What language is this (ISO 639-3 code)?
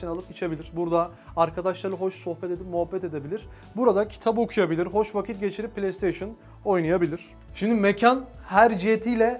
tur